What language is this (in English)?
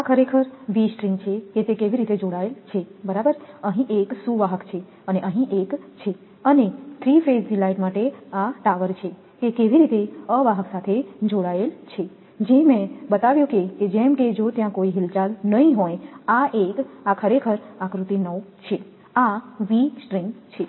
Gujarati